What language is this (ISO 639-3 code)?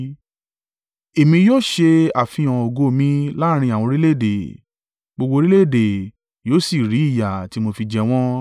yor